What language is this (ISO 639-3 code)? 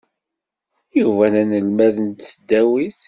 kab